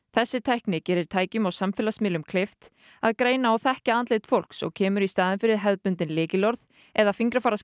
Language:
Icelandic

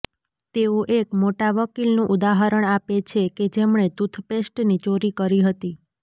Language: Gujarati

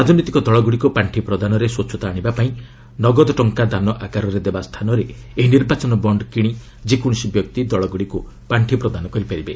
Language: Odia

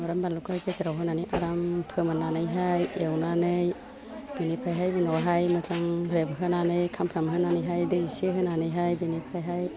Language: Bodo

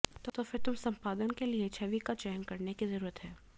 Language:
Hindi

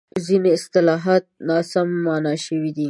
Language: Pashto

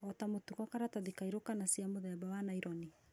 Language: Kikuyu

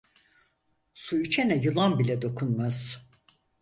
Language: Turkish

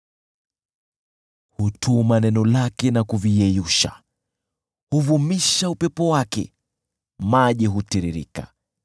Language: Swahili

